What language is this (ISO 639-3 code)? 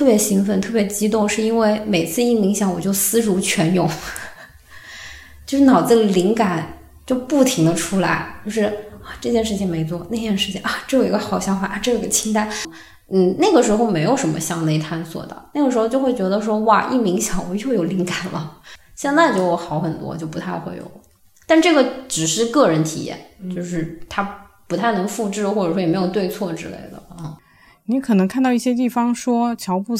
zho